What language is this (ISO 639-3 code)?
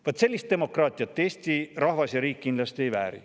est